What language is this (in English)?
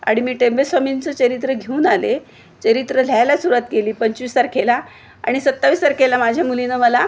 Marathi